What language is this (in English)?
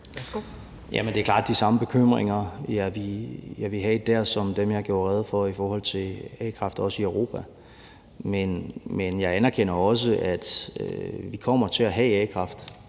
Danish